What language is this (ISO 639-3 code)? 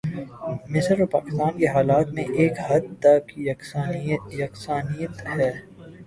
urd